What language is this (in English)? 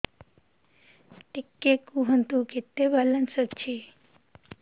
Odia